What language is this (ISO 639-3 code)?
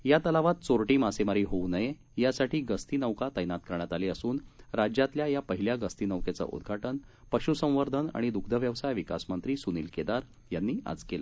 mar